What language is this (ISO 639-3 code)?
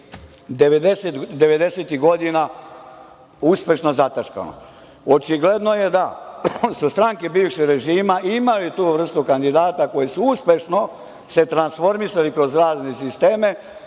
srp